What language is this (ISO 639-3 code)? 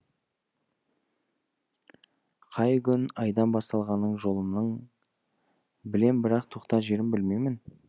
kaz